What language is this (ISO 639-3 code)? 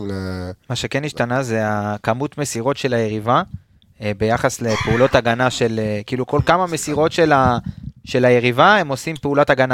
heb